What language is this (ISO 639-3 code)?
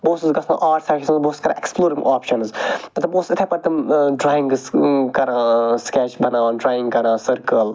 kas